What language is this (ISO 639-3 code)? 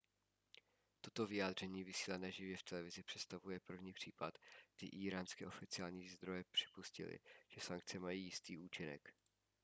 ces